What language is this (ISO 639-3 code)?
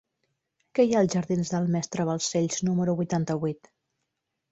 cat